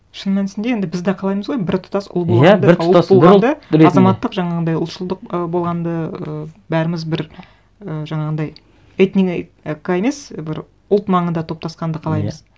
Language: Kazakh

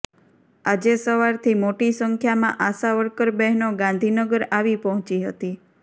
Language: Gujarati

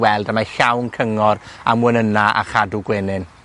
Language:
Welsh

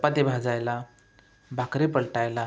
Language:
Marathi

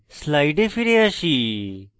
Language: Bangla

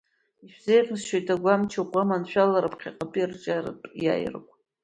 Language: Abkhazian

